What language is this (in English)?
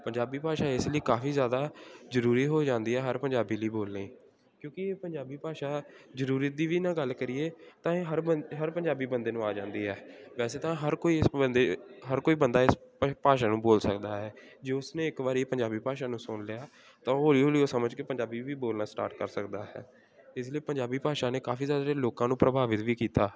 Punjabi